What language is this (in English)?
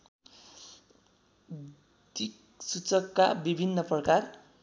Nepali